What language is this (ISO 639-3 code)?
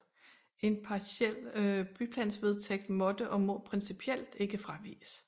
dan